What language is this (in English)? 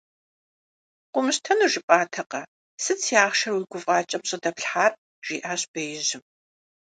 Kabardian